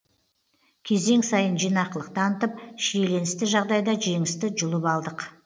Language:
Kazakh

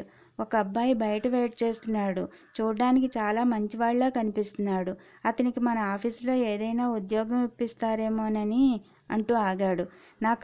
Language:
Telugu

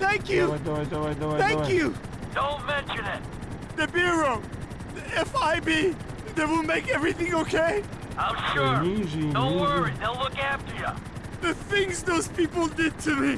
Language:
Russian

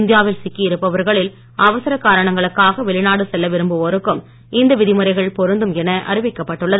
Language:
Tamil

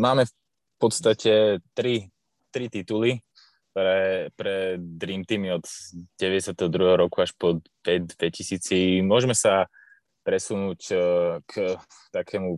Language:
Slovak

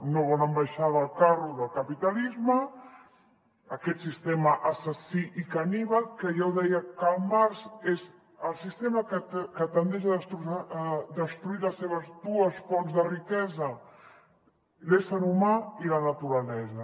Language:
Catalan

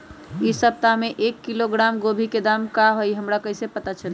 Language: Magahi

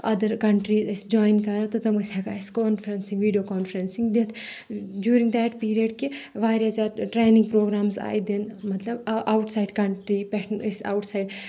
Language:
Kashmiri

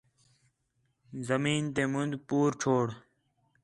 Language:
Khetrani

